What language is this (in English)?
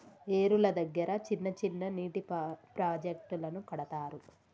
Telugu